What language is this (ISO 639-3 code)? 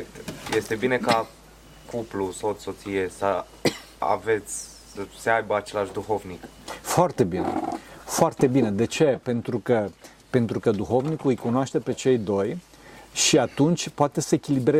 ron